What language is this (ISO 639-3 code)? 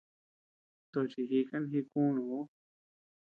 cux